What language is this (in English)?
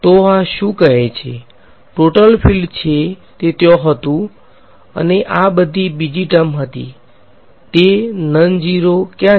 Gujarati